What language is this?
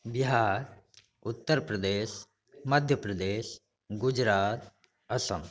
Maithili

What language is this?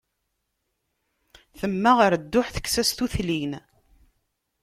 Kabyle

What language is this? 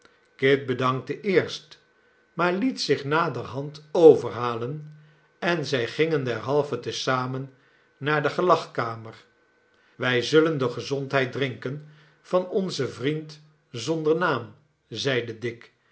Dutch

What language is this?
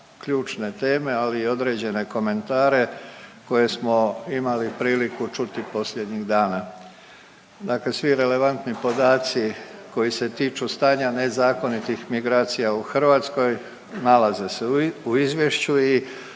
Croatian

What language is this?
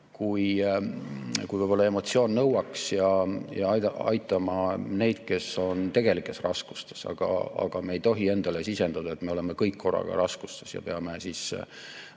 Estonian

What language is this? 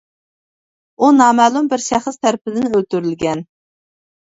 Uyghur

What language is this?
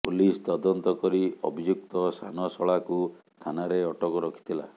Odia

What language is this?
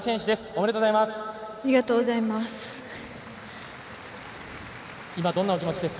Japanese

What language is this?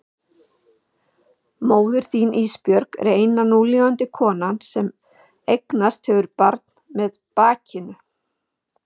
Icelandic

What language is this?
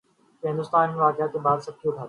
Urdu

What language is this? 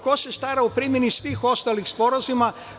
Serbian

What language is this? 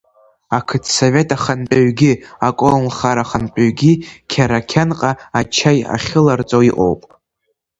Abkhazian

